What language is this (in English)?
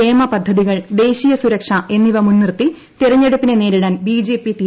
Malayalam